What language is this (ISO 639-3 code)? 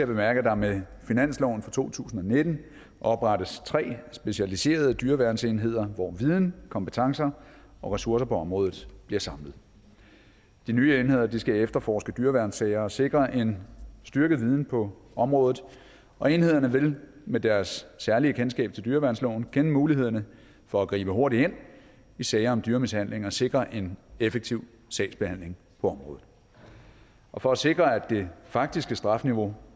dan